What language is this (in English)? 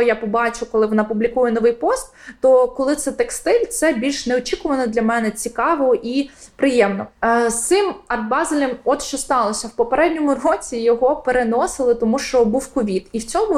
Ukrainian